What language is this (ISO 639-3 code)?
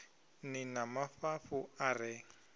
ven